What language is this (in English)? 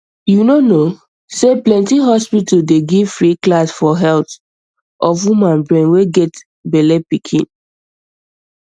Nigerian Pidgin